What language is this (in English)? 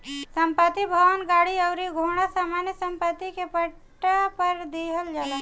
Bhojpuri